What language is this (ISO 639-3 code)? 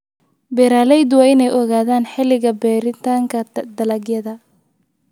som